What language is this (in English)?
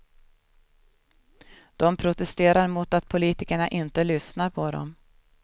Swedish